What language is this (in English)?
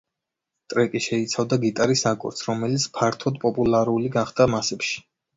Georgian